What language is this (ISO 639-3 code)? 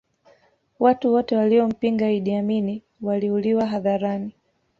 swa